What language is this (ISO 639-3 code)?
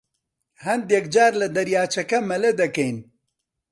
ckb